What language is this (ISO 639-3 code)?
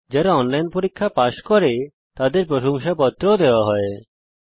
ben